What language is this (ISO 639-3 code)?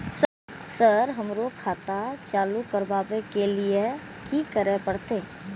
mai